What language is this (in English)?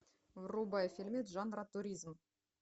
Russian